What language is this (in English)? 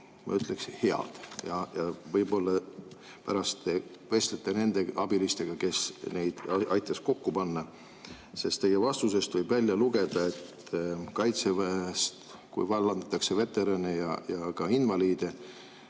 Estonian